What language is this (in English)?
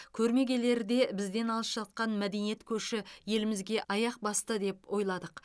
Kazakh